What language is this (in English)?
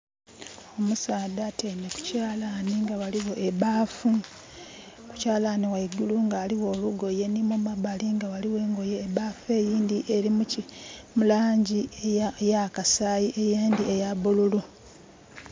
Soga